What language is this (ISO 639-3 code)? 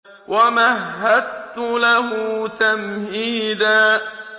ara